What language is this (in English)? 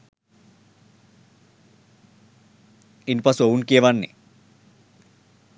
Sinhala